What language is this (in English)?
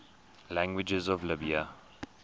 English